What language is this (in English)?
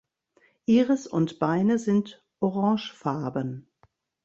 German